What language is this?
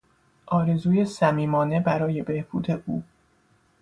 Persian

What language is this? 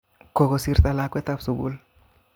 Kalenjin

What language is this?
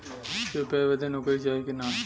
Bhojpuri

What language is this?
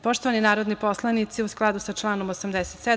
Serbian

